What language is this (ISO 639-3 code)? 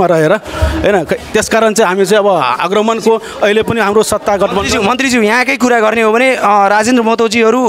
hin